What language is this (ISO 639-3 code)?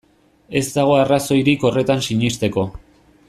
eus